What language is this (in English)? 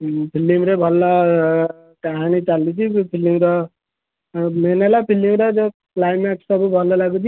Odia